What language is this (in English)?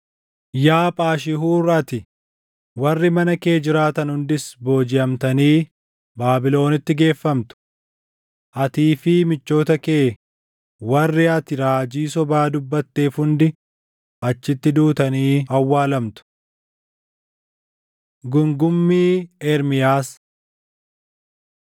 Oromo